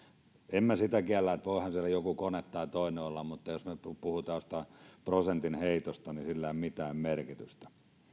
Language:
Finnish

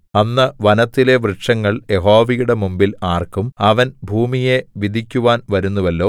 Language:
Malayalam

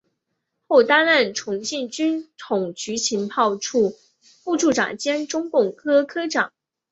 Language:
Chinese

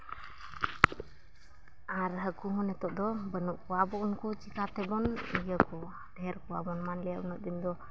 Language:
Santali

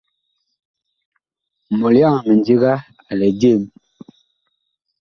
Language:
Bakoko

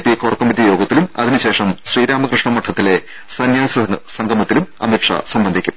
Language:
Malayalam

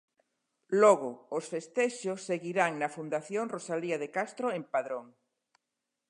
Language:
Galician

